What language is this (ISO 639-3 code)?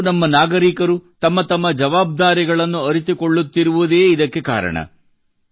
kan